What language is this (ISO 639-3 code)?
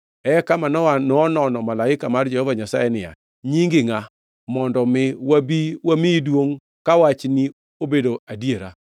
luo